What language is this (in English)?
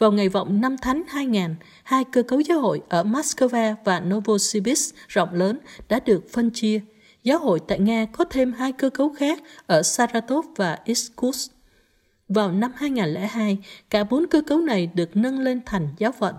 Vietnamese